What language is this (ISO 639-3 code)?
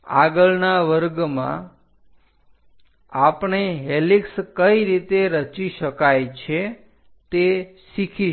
guj